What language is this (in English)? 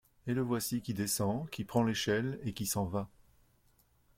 French